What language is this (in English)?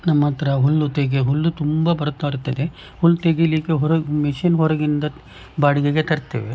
Kannada